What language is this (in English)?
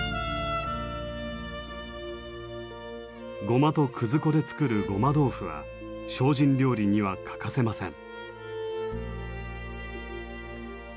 Japanese